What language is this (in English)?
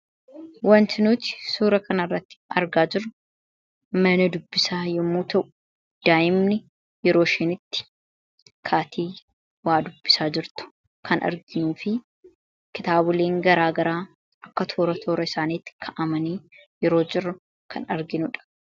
Oromo